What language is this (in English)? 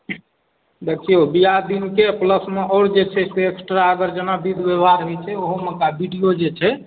Maithili